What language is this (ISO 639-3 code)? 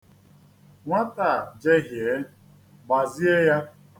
ibo